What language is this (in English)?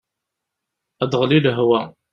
Kabyle